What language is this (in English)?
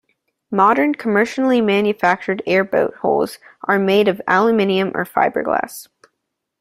English